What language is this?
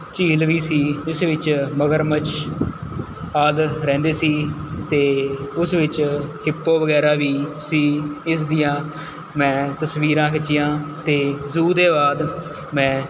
Punjabi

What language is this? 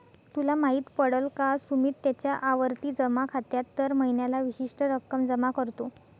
Marathi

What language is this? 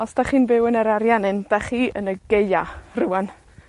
Welsh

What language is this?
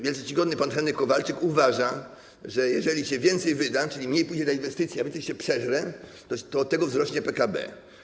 Polish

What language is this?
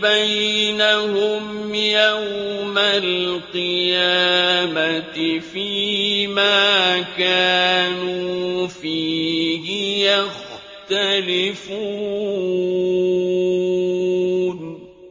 Arabic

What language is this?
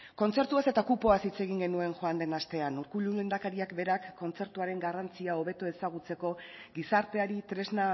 Basque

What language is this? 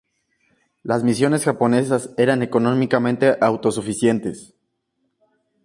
Spanish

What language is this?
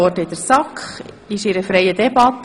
Swiss German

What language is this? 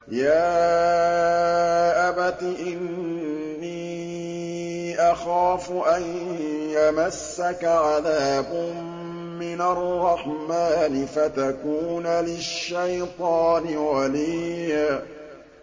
Arabic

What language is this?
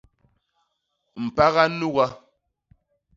Basaa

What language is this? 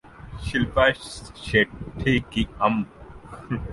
Urdu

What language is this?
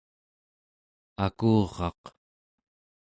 Central Yupik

